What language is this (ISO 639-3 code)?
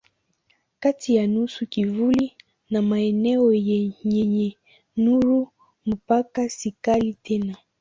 swa